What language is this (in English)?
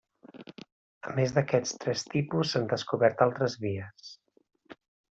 Catalan